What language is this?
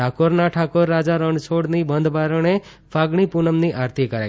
Gujarati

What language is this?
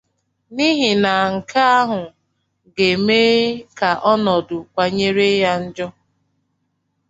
Igbo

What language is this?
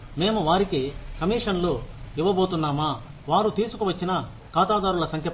Telugu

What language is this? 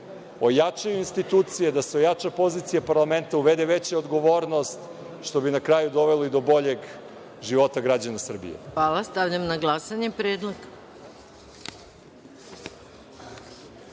Serbian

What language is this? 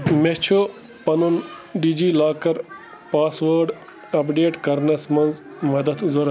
Kashmiri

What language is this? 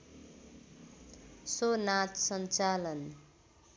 Nepali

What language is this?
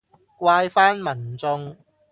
Cantonese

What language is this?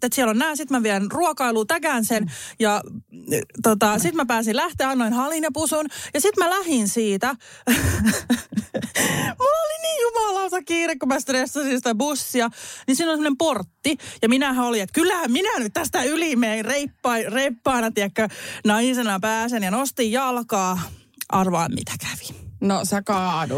Finnish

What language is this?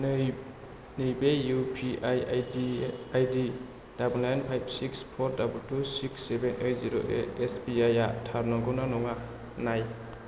Bodo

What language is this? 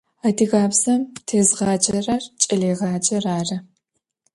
Adyghe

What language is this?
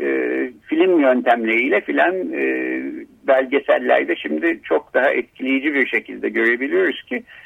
Turkish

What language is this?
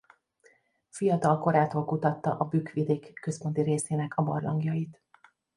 Hungarian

